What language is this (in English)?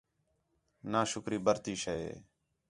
Khetrani